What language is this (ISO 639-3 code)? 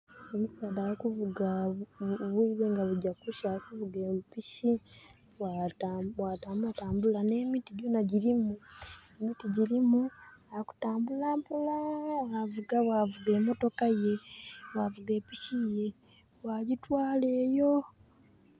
xog